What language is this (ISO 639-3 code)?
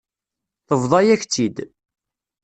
kab